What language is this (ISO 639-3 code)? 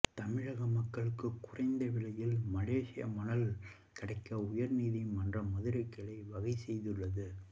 tam